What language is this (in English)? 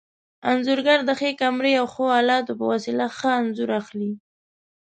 Pashto